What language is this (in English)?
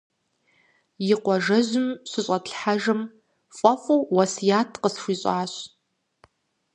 Kabardian